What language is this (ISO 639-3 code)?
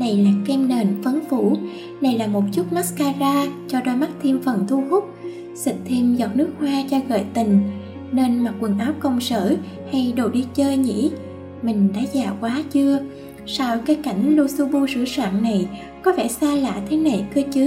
vie